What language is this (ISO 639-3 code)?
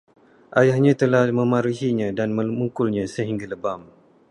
msa